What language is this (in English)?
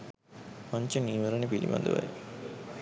Sinhala